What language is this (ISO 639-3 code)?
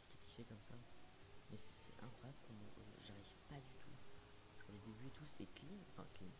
fra